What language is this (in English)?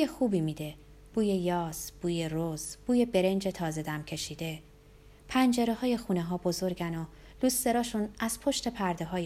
Persian